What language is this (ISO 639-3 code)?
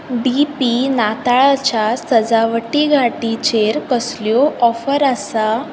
kok